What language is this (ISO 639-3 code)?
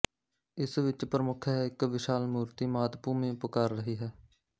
pan